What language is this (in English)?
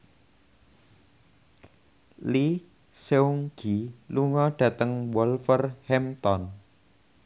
Javanese